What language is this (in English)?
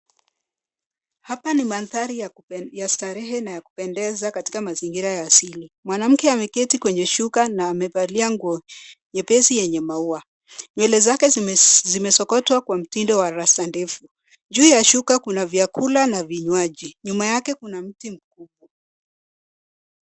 Swahili